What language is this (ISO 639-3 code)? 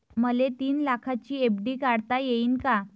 mar